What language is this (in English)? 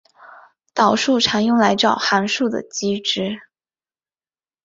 Chinese